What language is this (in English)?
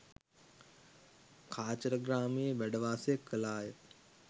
Sinhala